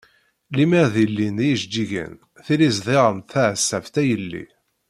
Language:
Kabyle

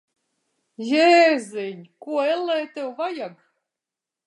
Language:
Latvian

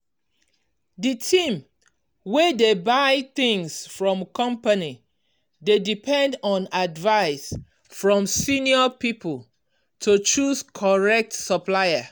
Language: Nigerian Pidgin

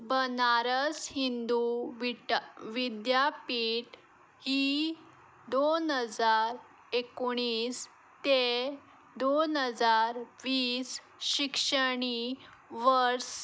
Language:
Konkani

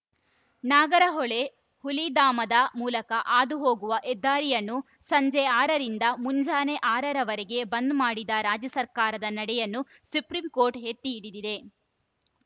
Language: Kannada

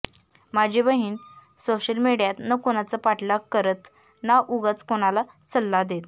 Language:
Marathi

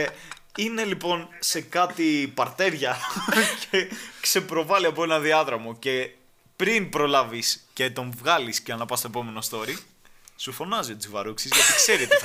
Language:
Greek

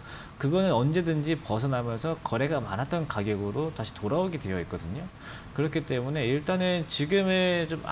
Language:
Korean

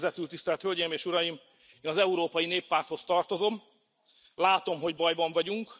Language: Hungarian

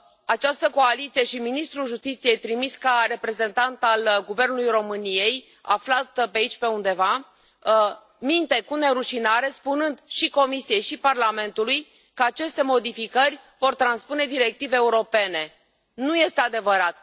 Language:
Romanian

